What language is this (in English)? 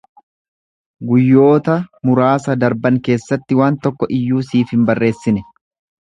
Oromo